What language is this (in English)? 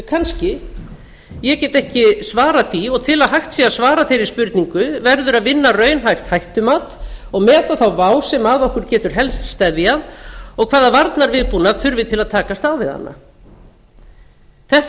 Icelandic